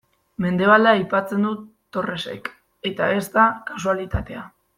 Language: Basque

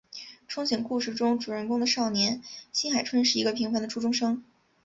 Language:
Chinese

